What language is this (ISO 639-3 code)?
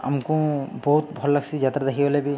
ori